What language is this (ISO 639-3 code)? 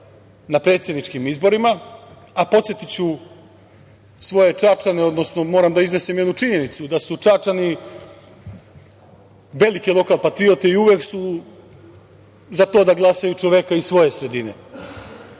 srp